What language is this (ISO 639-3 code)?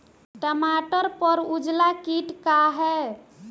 bho